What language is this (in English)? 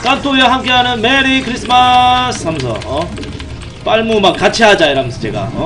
Korean